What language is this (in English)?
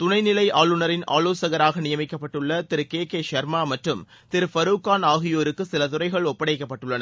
Tamil